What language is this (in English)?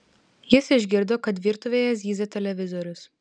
Lithuanian